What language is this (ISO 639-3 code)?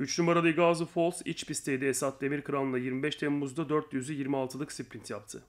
tur